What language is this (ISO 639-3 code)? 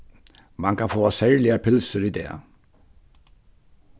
fao